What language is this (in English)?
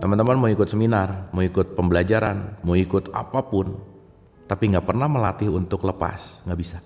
Indonesian